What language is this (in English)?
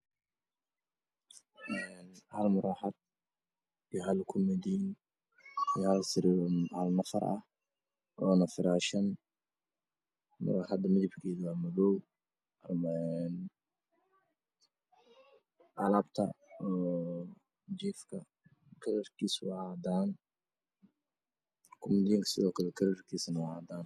Somali